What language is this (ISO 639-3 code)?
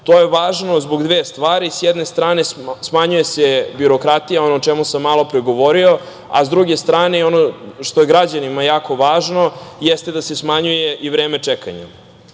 srp